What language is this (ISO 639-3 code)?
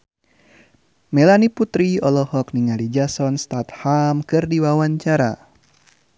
sun